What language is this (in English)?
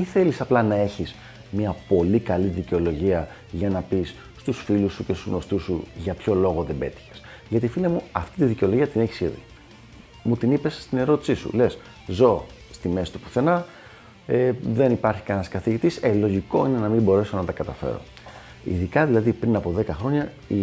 Greek